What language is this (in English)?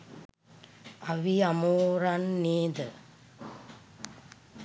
Sinhala